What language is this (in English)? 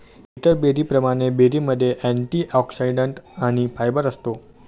Marathi